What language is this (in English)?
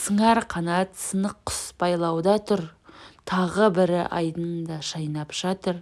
Turkish